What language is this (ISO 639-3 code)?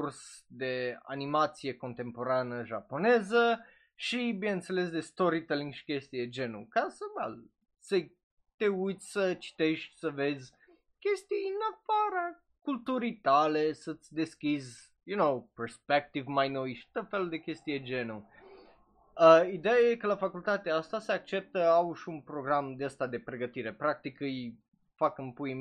ron